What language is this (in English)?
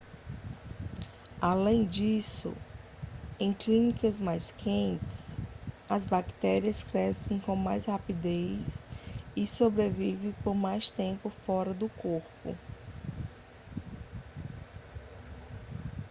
Portuguese